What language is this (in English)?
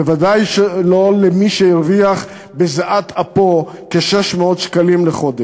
Hebrew